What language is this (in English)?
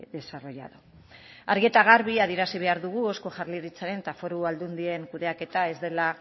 Basque